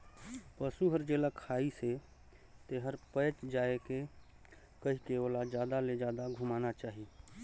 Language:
Chhattisgarhi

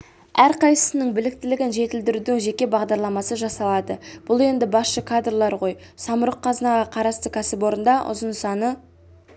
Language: Kazakh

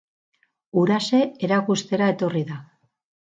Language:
Basque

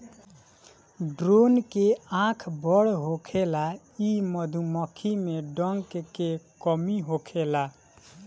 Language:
Bhojpuri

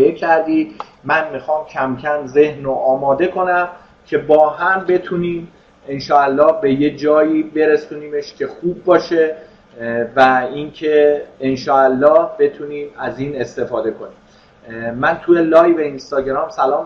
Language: Persian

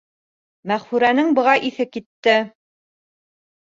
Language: Bashkir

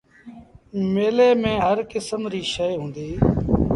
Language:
Sindhi Bhil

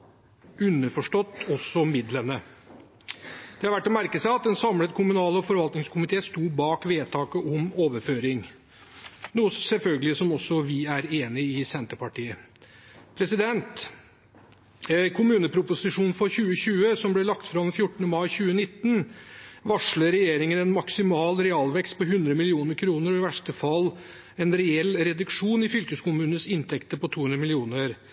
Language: Norwegian Bokmål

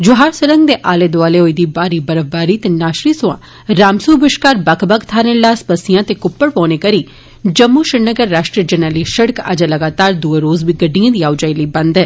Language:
Dogri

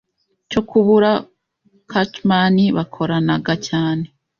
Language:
Kinyarwanda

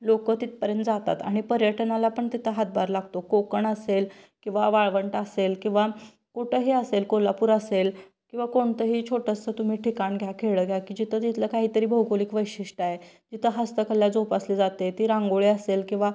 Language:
Marathi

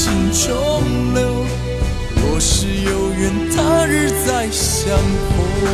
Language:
Chinese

